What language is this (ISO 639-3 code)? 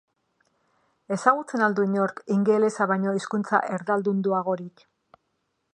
eus